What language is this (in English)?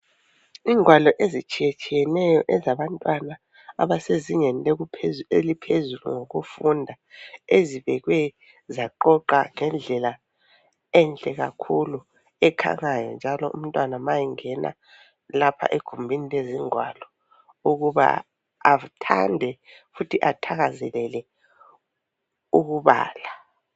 North Ndebele